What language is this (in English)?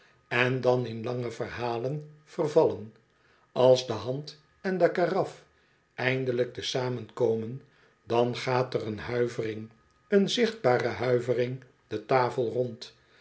Dutch